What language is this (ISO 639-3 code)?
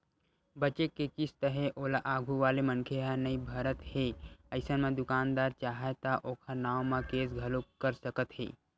hne